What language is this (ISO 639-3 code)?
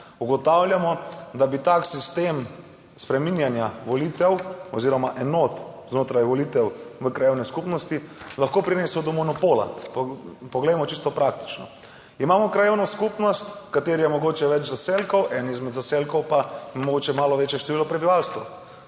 slv